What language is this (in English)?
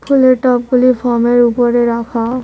Bangla